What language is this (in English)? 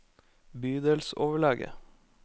Norwegian